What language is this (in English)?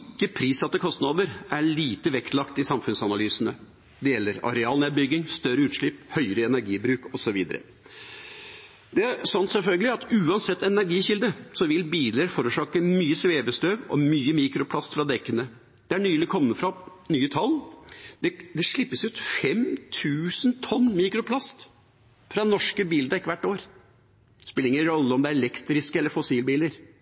Norwegian Bokmål